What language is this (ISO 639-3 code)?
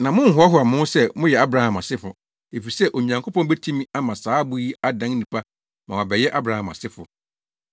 aka